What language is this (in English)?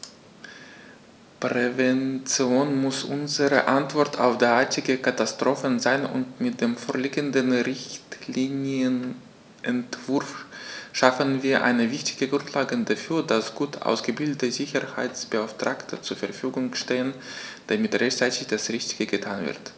German